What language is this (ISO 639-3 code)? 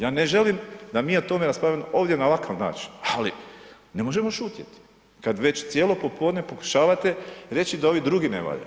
hrv